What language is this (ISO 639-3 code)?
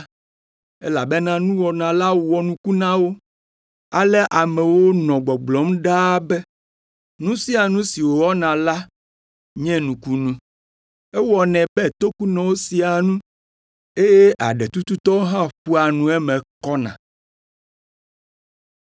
ewe